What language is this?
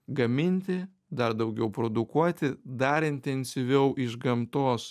Lithuanian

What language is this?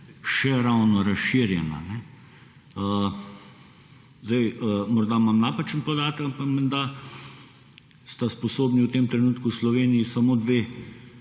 Slovenian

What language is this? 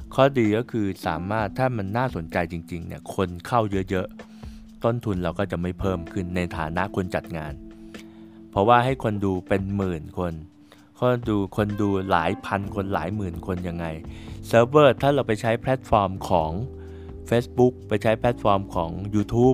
Thai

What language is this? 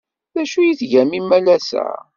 Kabyle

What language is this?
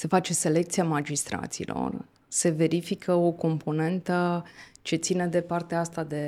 Romanian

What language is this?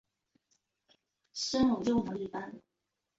Chinese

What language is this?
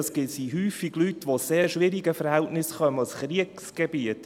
Swiss German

